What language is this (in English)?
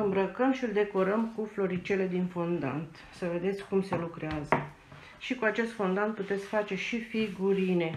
Romanian